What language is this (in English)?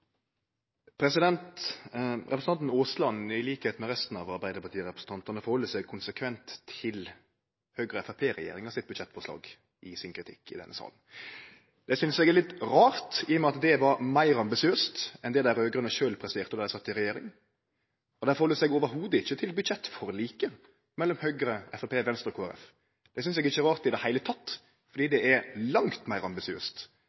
Norwegian